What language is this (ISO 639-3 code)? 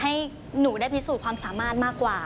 tha